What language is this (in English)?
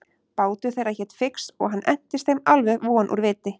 Icelandic